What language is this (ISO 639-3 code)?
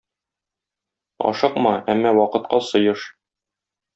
tat